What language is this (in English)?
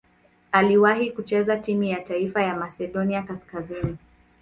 Swahili